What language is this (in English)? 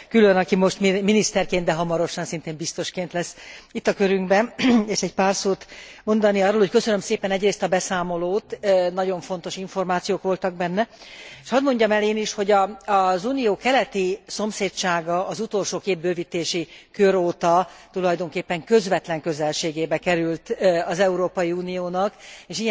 Hungarian